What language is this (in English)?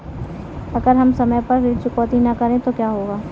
Hindi